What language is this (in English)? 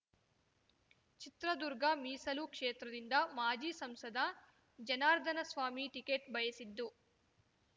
Kannada